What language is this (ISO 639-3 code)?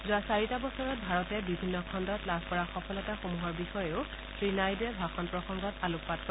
asm